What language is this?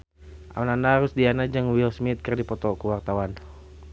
Sundanese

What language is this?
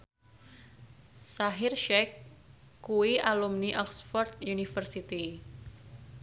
Javanese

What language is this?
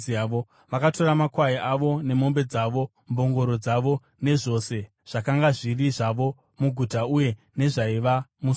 Shona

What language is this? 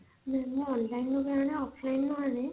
Odia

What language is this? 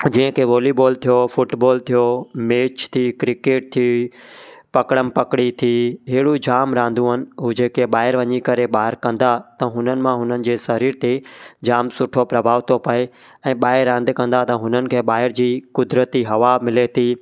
Sindhi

